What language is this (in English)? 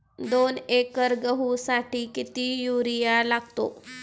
Marathi